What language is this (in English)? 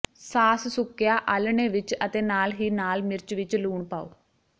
Punjabi